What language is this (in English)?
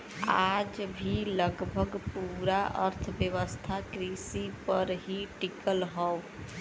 Bhojpuri